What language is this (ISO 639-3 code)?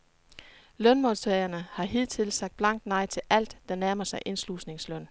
dan